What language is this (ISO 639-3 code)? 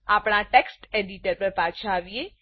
guj